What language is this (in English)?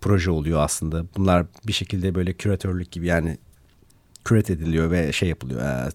Turkish